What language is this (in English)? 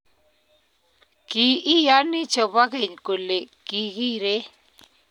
Kalenjin